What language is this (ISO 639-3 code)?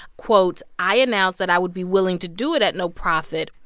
eng